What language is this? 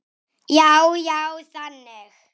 Icelandic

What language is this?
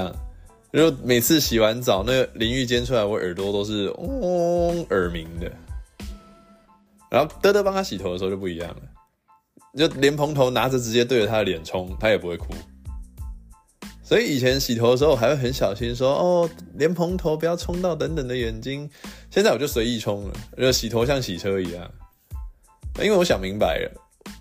Chinese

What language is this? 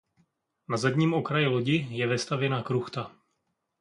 Czech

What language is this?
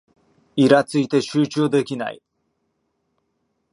Japanese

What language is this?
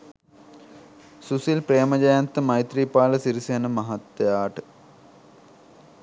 Sinhala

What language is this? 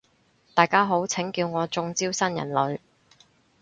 Cantonese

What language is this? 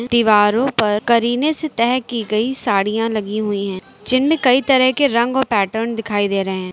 Hindi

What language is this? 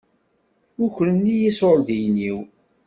Kabyle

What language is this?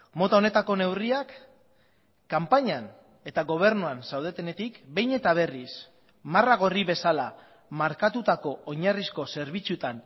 Basque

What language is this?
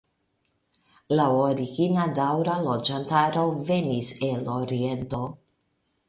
Esperanto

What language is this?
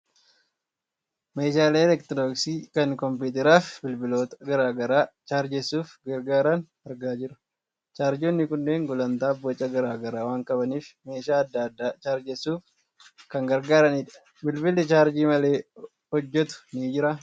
Oromo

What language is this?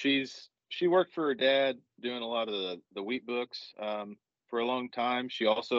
English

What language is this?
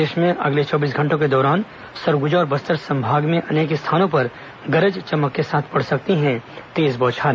Hindi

